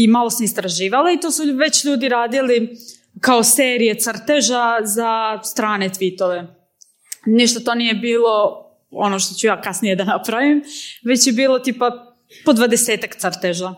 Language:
Croatian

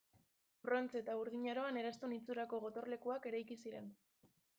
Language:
Basque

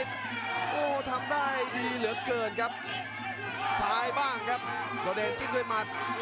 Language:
Thai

